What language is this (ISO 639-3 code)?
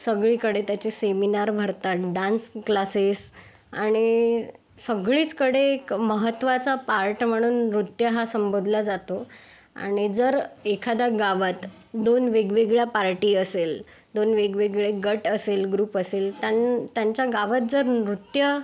mar